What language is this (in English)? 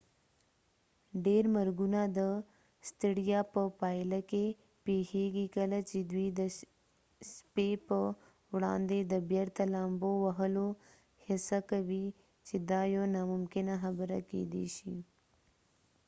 Pashto